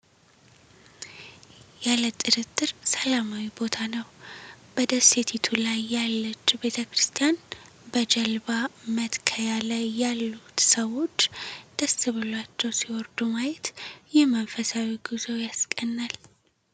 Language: Amharic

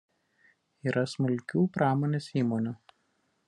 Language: Lithuanian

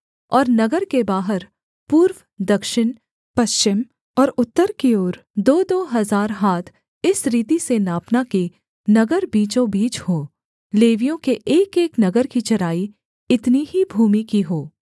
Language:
Hindi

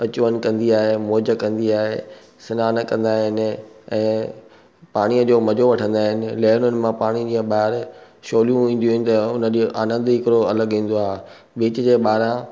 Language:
Sindhi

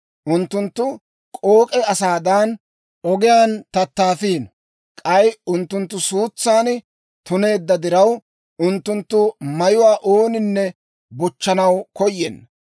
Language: Dawro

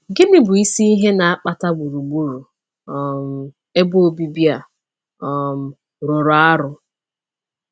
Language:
Igbo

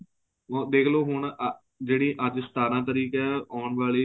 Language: Punjabi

